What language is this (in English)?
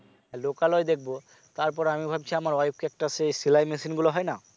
Bangla